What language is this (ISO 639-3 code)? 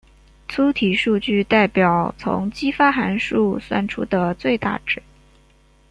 zho